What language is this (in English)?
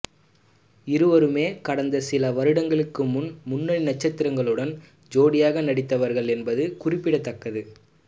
Tamil